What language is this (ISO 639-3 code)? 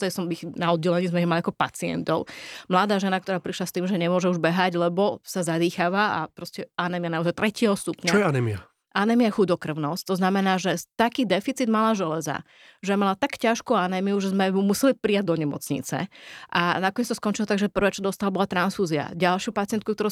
slk